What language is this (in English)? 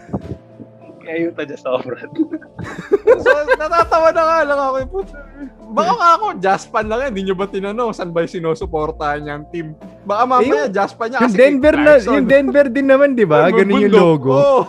Filipino